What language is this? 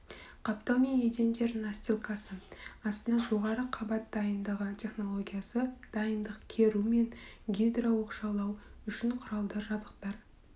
Kazakh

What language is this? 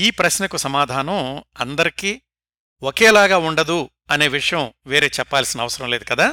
Telugu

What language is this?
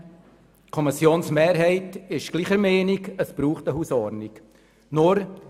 Swiss German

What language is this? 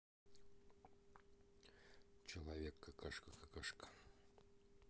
Russian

